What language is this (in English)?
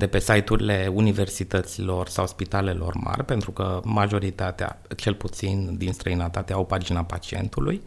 Romanian